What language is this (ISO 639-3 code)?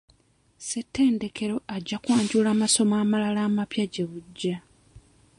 lug